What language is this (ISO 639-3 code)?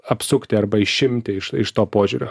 lit